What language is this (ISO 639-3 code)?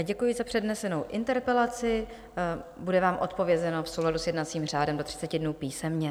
ces